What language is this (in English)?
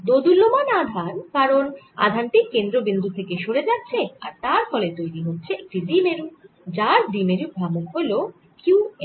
Bangla